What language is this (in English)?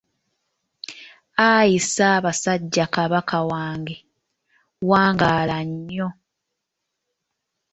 Ganda